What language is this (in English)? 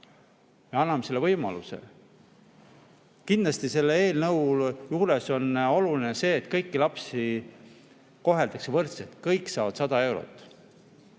Estonian